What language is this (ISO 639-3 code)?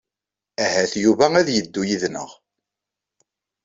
kab